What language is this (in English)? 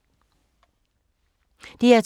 Danish